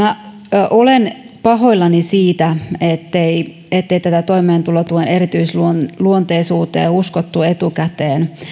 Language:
Finnish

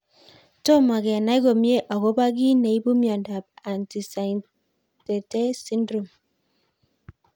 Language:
Kalenjin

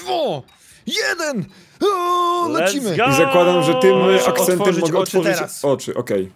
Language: Polish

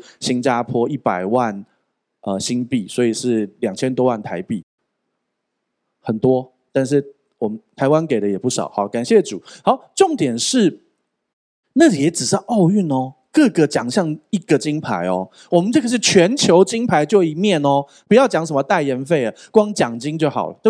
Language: Chinese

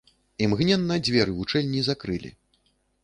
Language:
Belarusian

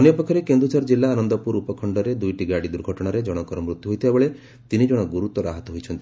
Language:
Odia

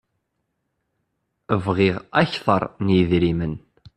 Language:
Kabyle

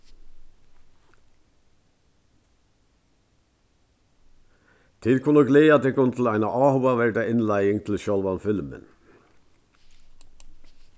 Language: Faroese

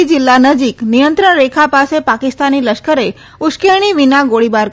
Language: Gujarati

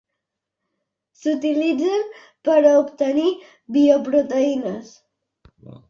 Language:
Catalan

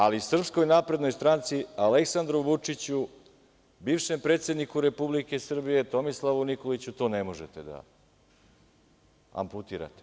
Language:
Serbian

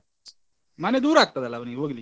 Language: Kannada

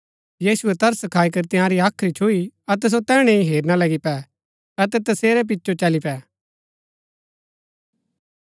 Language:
Gaddi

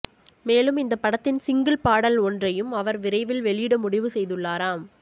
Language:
Tamil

